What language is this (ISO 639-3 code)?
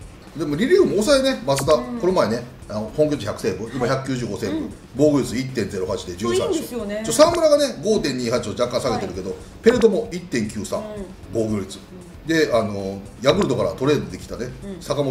jpn